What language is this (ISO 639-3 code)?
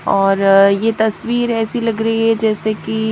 hin